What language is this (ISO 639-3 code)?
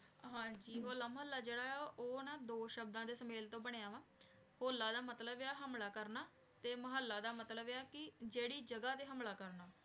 pan